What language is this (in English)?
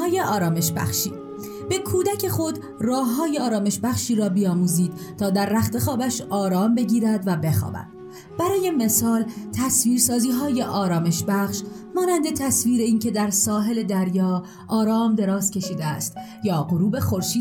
Persian